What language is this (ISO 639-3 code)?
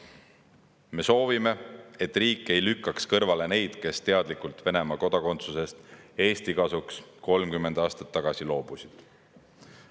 est